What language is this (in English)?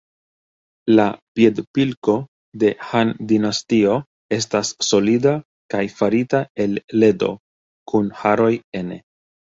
Esperanto